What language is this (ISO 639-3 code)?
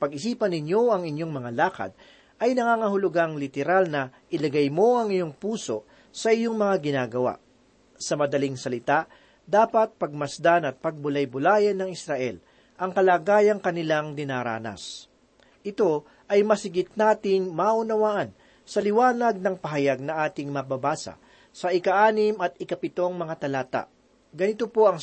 fil